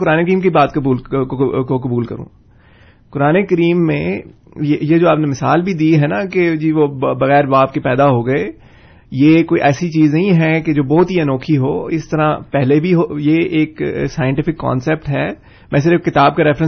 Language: Urdu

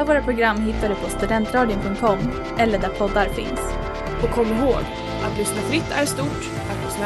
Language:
Swedish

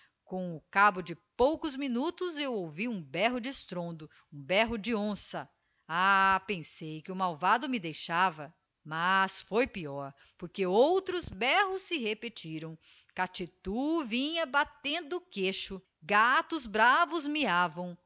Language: Portuguese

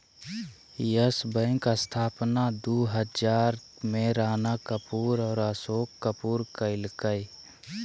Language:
Magahi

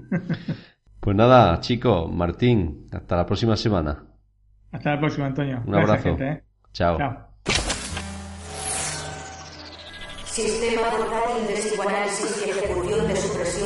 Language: Spanish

